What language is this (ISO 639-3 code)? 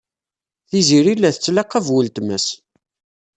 kab